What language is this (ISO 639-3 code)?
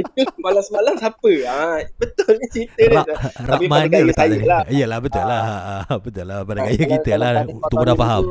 msa